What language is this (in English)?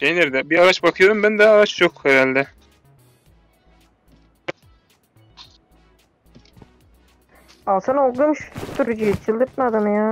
Turkish